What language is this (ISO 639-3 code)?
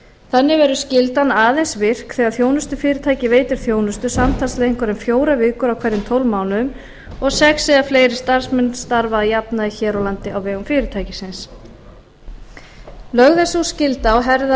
isl